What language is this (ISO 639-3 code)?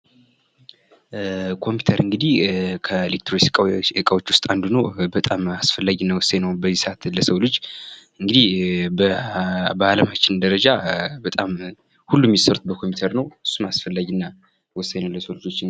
amh